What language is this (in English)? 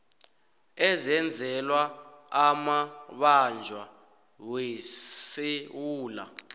South Ndebele